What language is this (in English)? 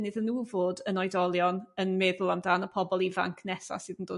Welsh